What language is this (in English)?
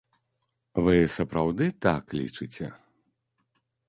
Belarusian